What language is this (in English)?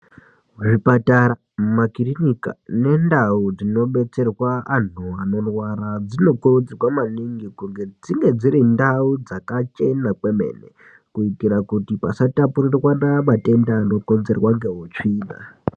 Ndau